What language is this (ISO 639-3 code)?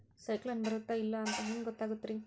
kan